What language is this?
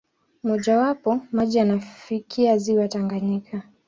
Swahili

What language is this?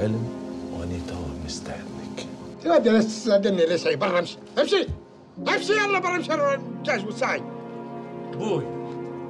Arabic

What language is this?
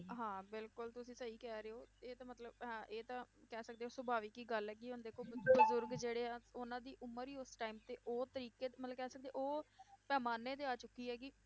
Punjabi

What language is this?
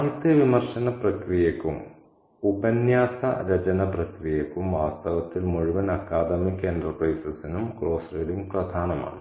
Malayalam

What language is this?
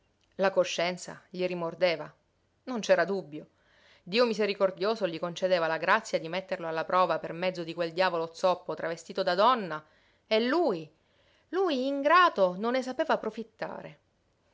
Italian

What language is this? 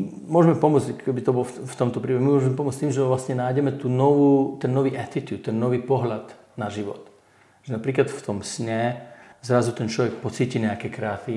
Czech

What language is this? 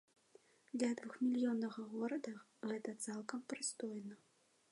Belarusian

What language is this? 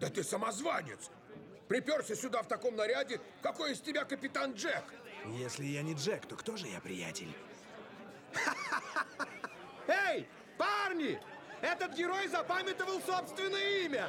Russian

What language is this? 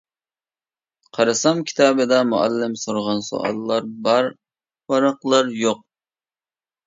Uyghur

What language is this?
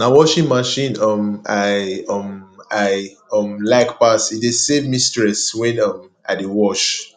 Nigerian Pidgin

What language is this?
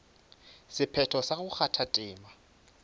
Northern Sotho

